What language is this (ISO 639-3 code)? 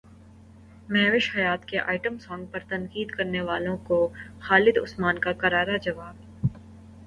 urd